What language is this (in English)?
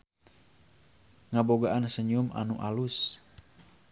Sundanese